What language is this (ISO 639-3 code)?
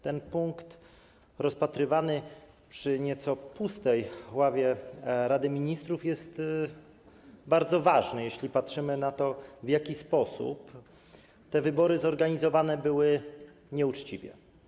pol